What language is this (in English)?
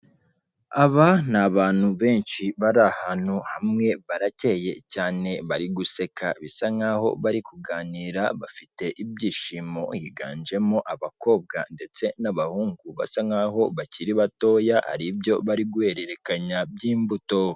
Kinyarwanda